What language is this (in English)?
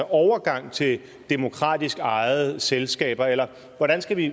Danish